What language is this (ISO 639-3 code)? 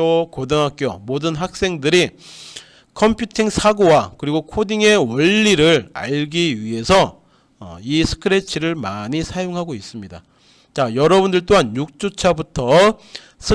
kor